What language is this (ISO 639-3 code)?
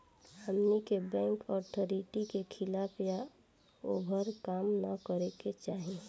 bho